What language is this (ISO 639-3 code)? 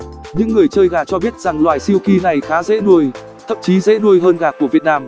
vie